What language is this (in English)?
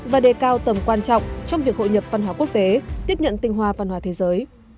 Vietnamese